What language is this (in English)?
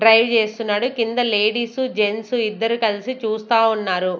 Telugu